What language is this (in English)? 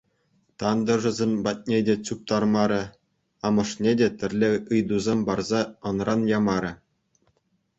Chuvash